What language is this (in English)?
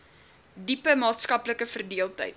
Afrikaans